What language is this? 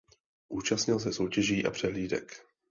Czech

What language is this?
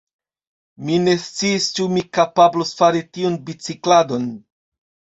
Esperanto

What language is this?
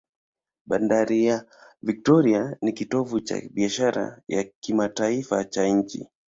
Swahili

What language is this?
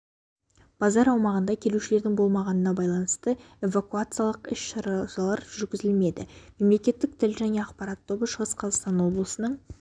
Kazakh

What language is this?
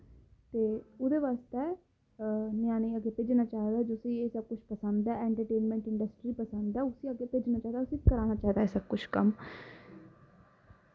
Dogri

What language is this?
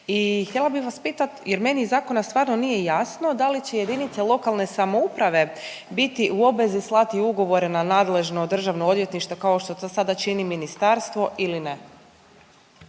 Croatian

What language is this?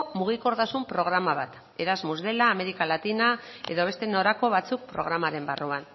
Basque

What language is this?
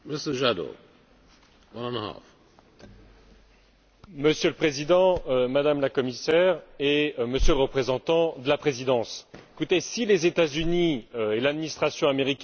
French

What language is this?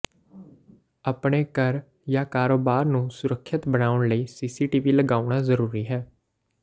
Punjabi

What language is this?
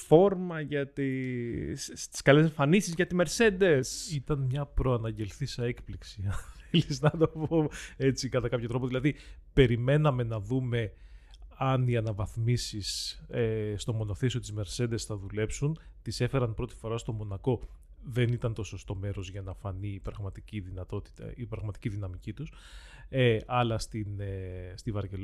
Greek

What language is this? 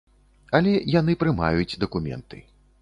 Belarusian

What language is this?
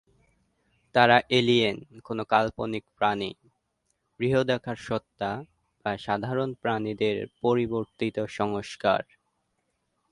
Bangla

